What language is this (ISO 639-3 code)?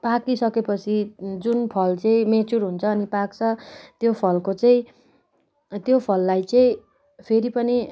nep